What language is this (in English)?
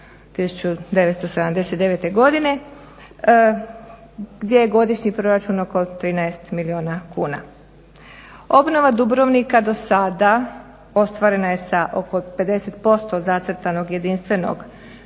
Croatian